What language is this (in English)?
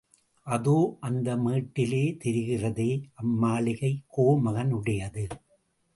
Tamil